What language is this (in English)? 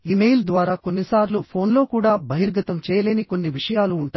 Telugu